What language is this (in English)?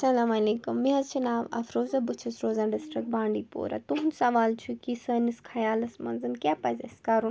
Kashmiri